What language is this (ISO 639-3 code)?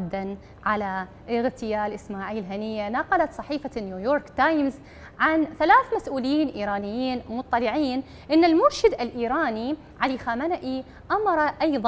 ara